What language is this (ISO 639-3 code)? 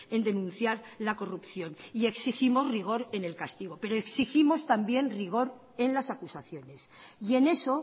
spa